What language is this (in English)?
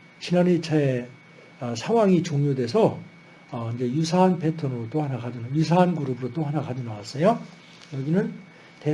Korean